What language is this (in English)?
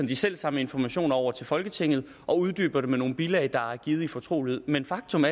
Danish